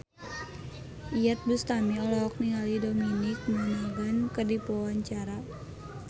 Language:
Sundanese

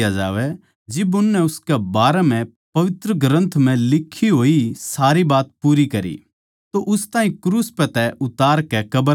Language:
Haryanvi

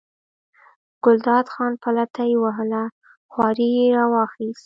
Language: Pashto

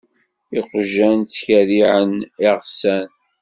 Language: Kabyle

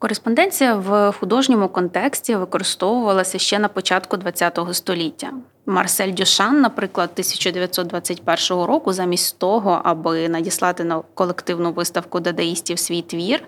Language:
Ukrainian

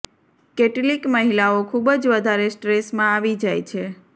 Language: Gujarati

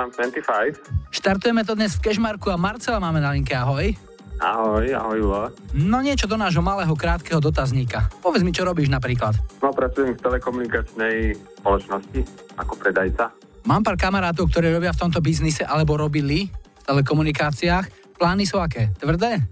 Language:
Slovak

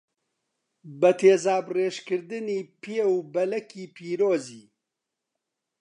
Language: Central Kurdish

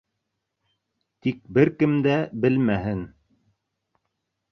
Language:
Bashkir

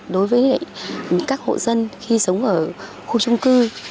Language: Vietnamese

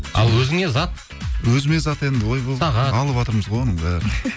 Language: Kazakh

